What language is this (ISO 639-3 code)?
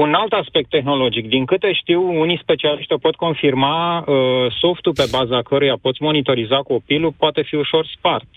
ron